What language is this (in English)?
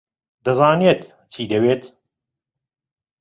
Central Kurdish